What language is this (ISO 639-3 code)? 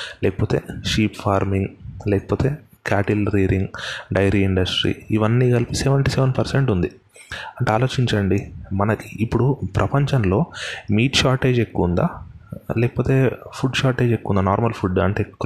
tel